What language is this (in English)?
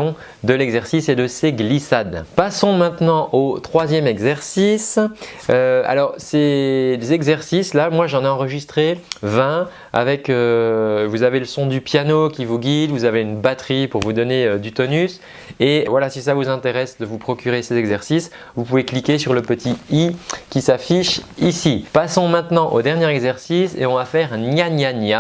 French